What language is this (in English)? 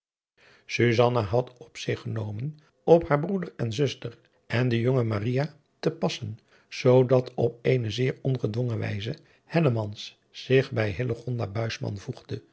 Dutch